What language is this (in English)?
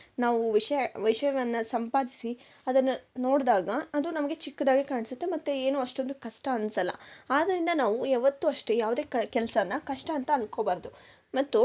Kannada